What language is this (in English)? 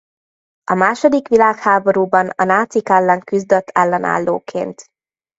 Hungarian